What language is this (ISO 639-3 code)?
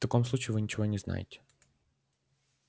rus